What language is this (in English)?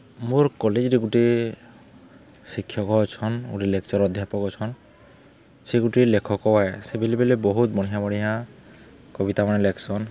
Odia